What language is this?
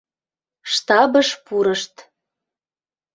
Mari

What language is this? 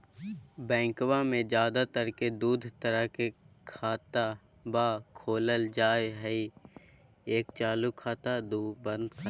Magahi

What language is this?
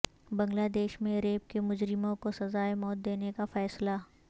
Urdu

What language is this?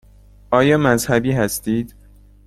Persian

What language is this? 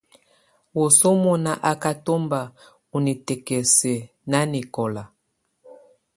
Tunen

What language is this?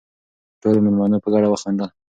Pashto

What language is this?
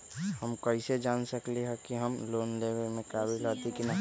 Magahi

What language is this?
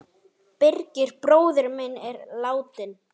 Icelandic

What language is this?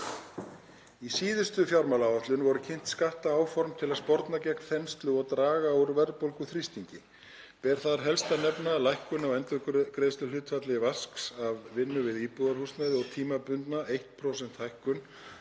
Icelandic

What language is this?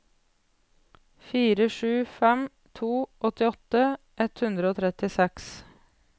Norwegian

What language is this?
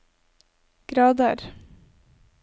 Norwegian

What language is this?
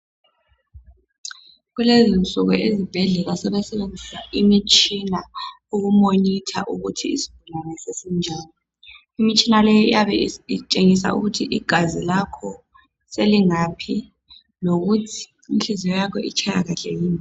North Ndebele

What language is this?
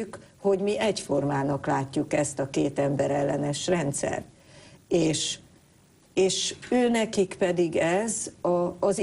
Hungarian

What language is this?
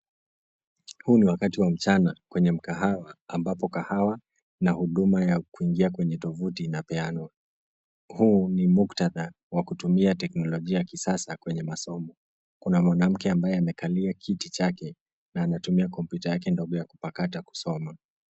Swahili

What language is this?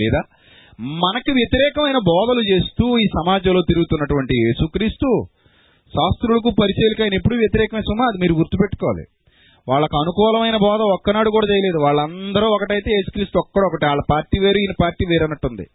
Telugu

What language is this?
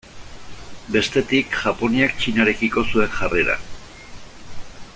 Basque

